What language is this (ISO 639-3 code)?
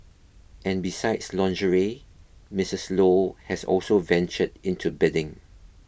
eng